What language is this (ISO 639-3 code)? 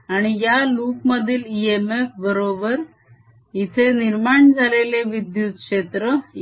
mar